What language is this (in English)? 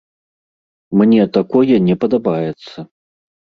Belarusian